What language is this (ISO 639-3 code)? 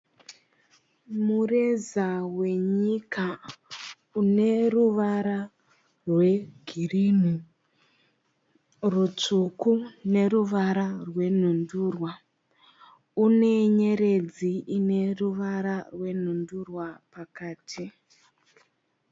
sna